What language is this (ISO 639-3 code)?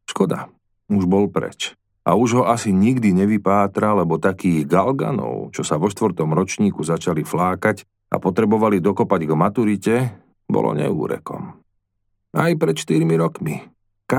slk